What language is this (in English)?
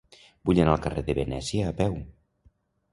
Catalan